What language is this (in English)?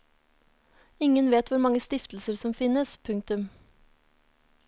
Norwegian